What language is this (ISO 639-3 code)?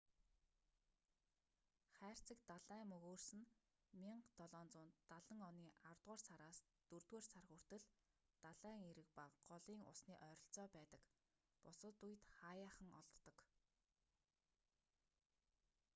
mon